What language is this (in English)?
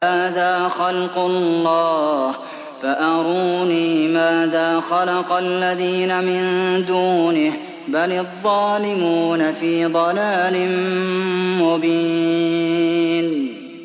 Arabic